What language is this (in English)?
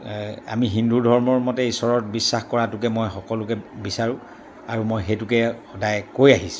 Assamese